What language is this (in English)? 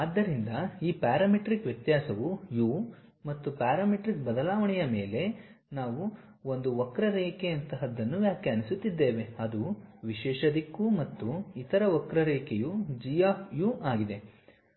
Kannada